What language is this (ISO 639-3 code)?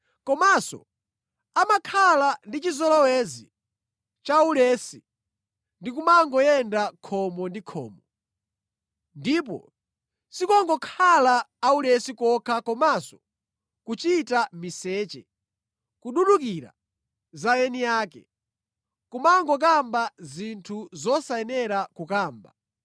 nya